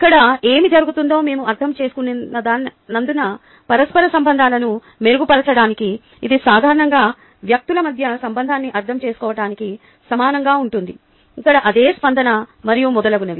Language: Telugu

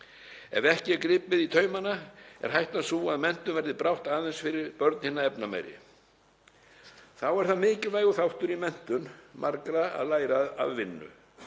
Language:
Icelandic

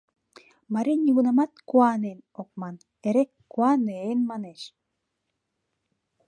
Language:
Mari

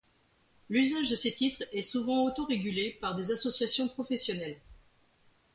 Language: French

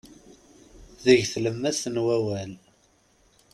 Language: Kabyle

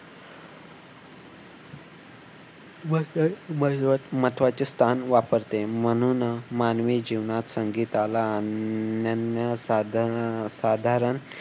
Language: Marathi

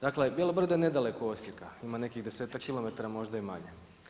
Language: Croatian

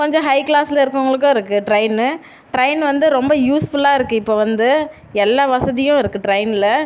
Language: Tamil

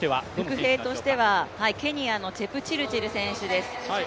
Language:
Japanese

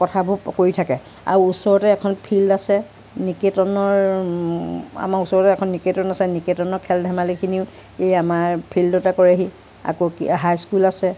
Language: Assamese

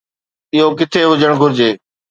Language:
Sindhi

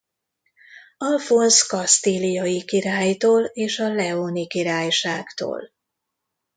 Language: Hungarian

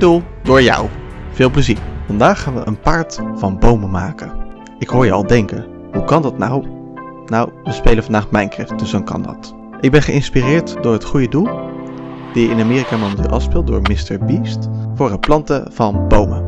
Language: Dutch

